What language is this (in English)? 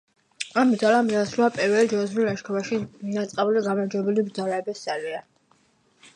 Georgian